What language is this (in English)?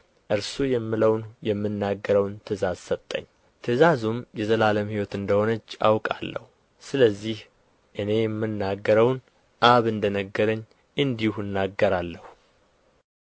Amharic